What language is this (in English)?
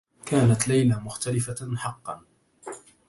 Arabic